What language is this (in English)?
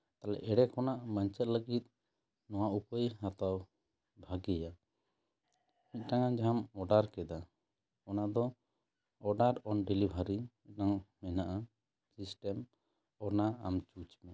Santali